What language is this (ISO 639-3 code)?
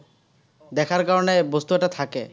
asm